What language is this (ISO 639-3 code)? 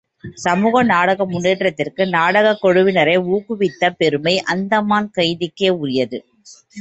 tam